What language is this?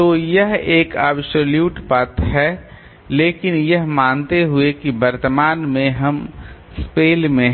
Hindi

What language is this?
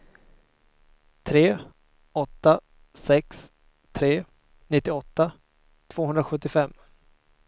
Swedish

